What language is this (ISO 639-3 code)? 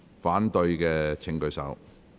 yue